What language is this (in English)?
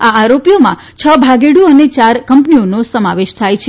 Gujarati